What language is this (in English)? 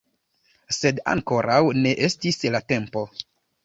Esperanto